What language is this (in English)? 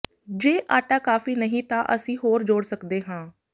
Punjabi